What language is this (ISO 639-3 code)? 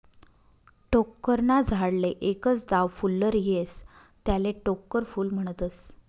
mar